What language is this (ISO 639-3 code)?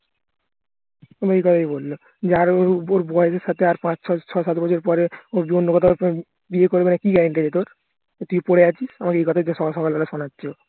ben